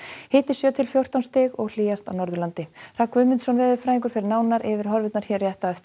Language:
Icelandic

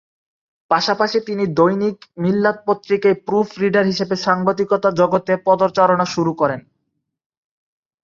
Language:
Bangla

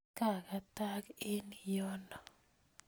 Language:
Kalenjin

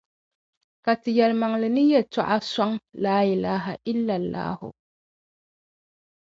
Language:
Dagbani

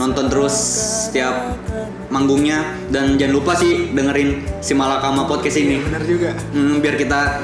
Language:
Indonesian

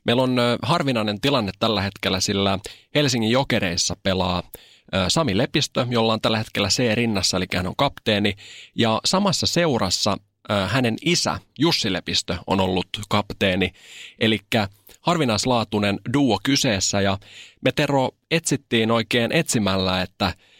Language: Finnish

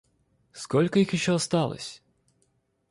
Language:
Russian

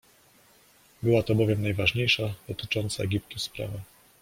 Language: Polish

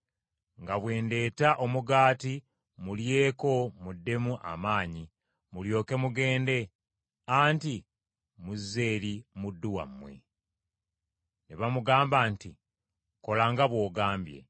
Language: Ganda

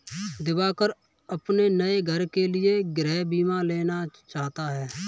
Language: Hindi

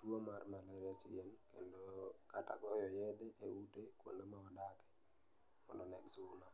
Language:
Luo (Kenya and Tanzania)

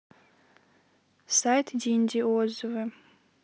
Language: Russian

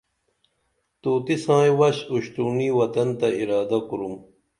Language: Dameli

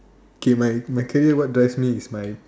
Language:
English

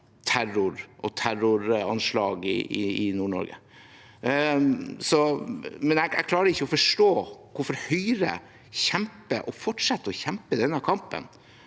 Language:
Norwegian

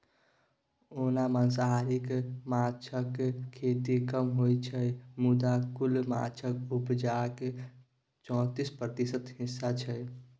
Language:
Maithili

